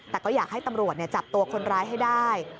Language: Thai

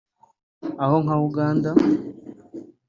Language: Kinyarwanda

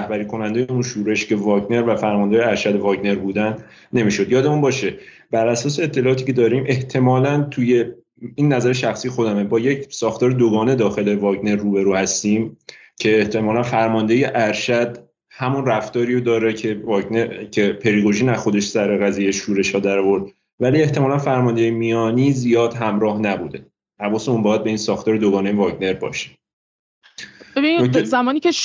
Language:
Persian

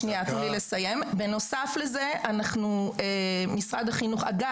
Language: Hebrew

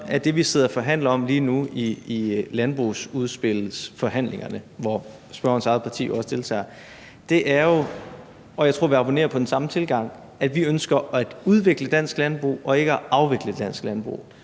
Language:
Danish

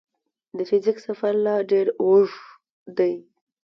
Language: Pashto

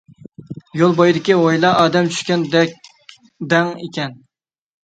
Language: Uyghur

